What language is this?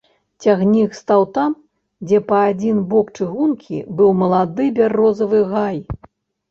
Belarusian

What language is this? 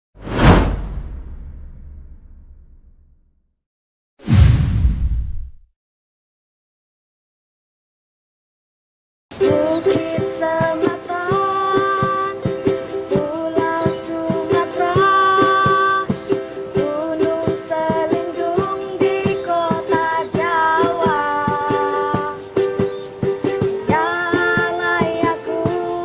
Indonesian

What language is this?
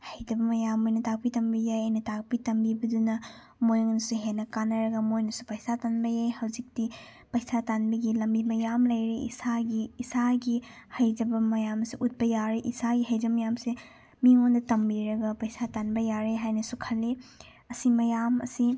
Manipuri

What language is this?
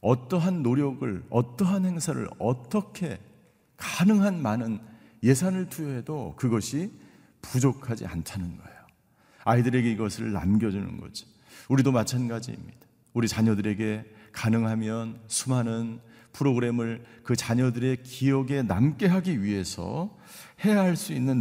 Korean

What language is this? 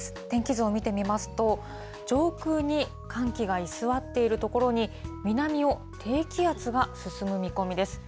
Japanese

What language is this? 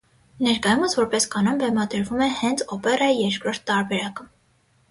Armenian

